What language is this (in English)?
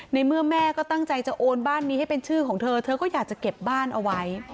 Thai